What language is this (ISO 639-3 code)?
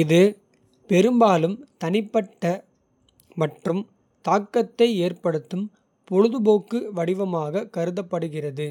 kfe